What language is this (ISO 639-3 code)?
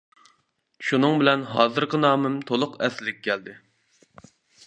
uig